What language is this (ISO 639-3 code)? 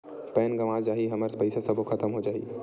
hne